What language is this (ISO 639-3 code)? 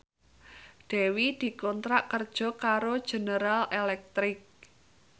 jav